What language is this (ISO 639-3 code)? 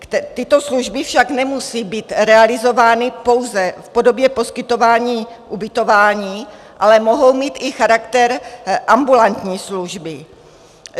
ces